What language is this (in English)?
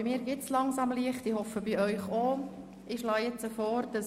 Swiss German